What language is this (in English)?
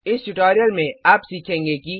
Hindi